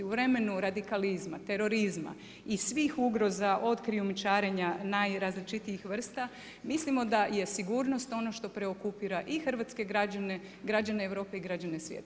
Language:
Croatian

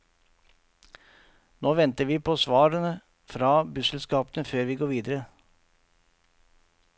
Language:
Norwegian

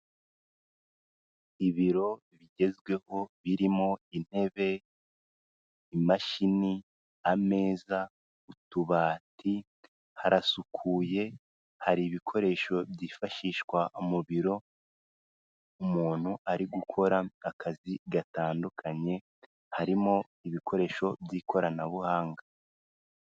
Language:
Kinyarwanda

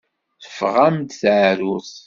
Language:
Kabyle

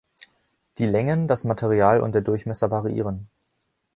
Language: German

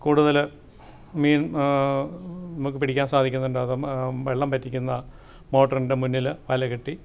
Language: Malayalam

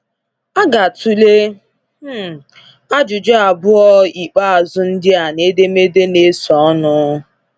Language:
Igbo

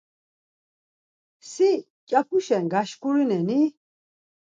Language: Laz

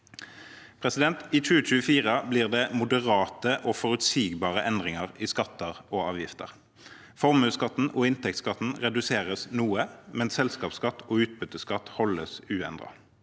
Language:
Norwegian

